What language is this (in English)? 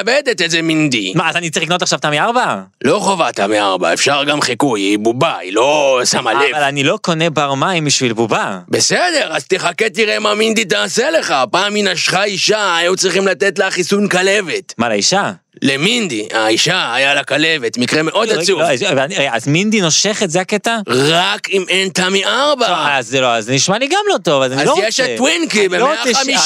Hebrew